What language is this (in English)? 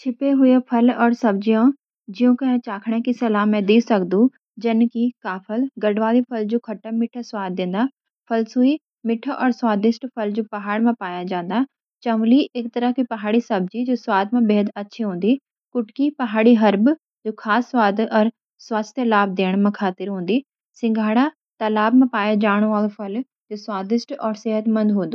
Garhwali